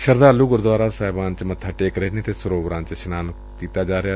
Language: Punjabi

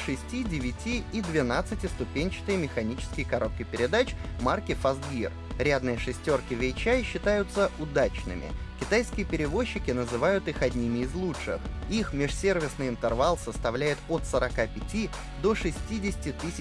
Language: Russian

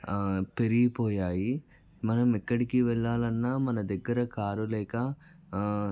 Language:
Telugu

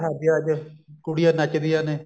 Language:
Punjabi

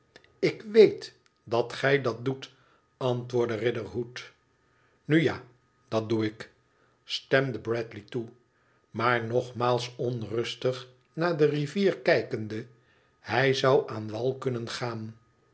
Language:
Dutch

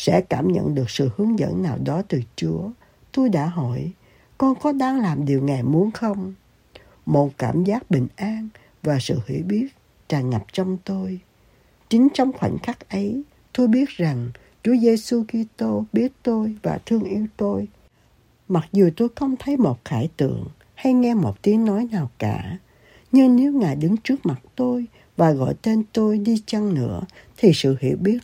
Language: Vietnamese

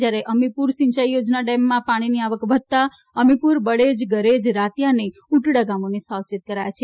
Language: Gujarati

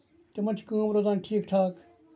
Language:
Kashmiri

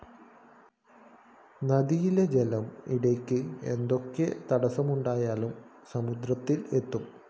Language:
Malayalam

